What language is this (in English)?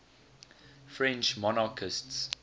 English